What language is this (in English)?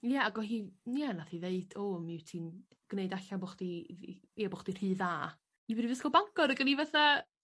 Welsh